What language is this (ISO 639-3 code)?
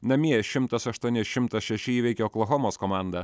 lit